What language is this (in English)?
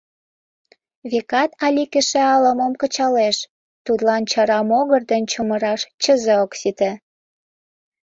Mari